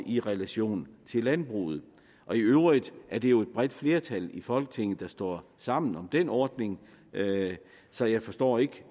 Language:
Danish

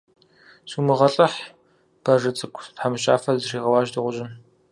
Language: Kabardian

